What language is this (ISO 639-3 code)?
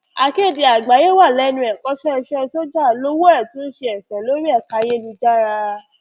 yor